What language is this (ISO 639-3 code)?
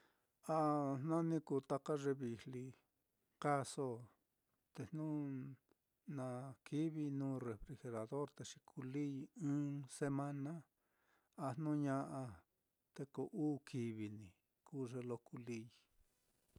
vmm